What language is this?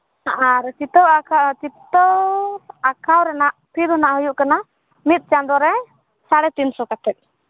Santali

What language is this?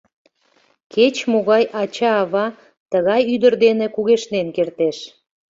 Mari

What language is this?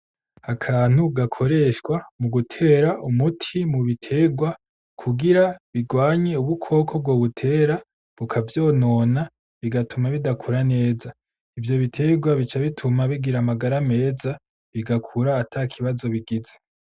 Rundi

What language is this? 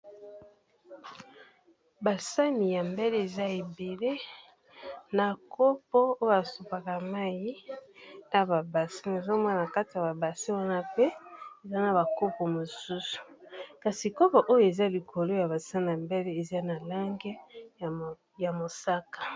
Lingala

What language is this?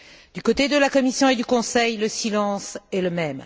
French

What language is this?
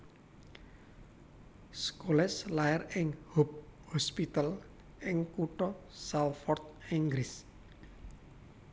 Javanese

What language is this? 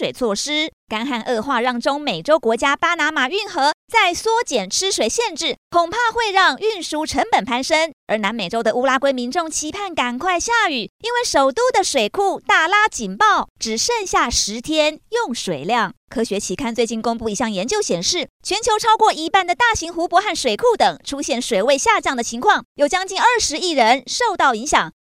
Chinese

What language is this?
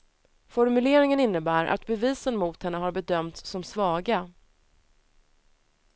Swedish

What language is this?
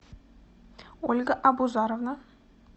Russian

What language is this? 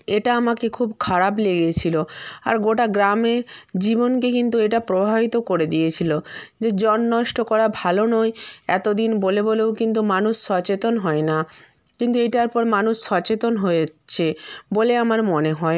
Bangla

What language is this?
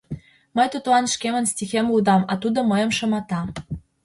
Mari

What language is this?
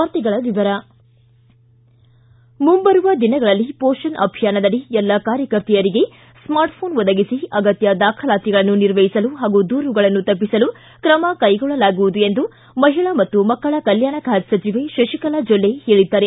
Kannada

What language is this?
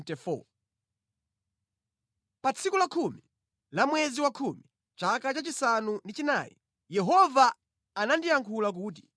Nyanja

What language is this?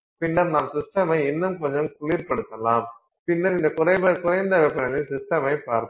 Tamil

